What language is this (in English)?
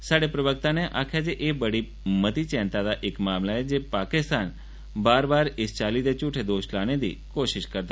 Dogri